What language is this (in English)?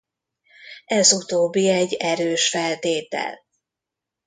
Hungarian